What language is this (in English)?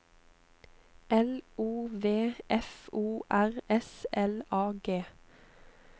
Norwegian